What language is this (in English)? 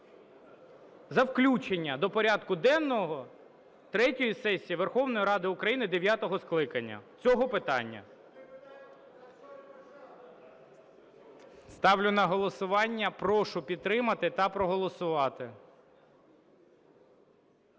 Ukrainian